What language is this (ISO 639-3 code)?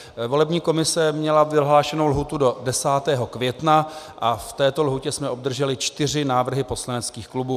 ces